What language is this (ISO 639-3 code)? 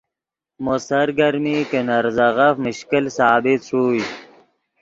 ydg